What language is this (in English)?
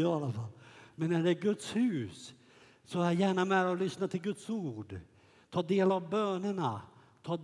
Swedish